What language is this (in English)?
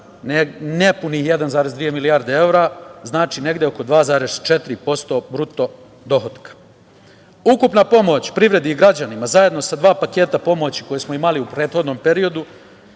Serbian